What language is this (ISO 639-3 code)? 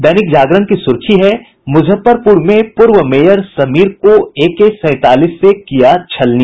hin